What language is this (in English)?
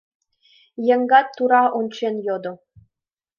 Mari